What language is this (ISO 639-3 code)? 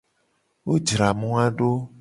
gej